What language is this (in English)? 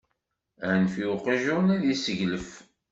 Kabyle